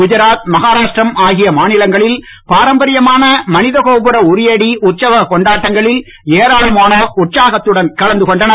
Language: Tamil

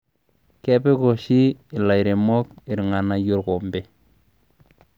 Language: Masai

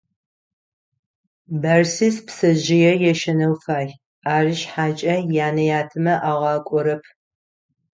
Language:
Adyghe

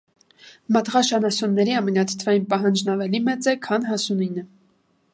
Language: Armenian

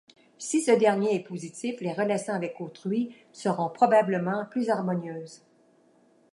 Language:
French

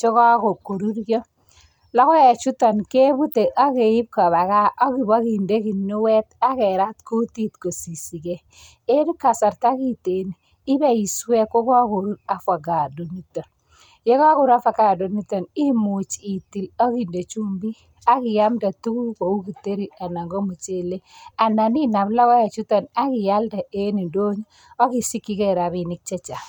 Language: Kalenjin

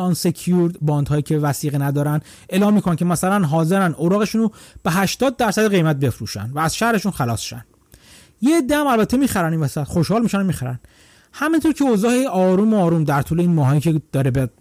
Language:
Persian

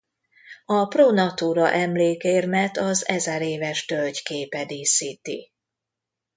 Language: Hungarian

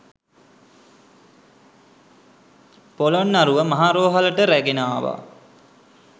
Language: Sinhala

